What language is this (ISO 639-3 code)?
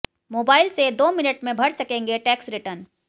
hin